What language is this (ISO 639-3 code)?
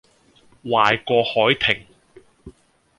yue